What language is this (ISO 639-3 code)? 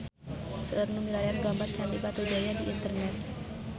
sun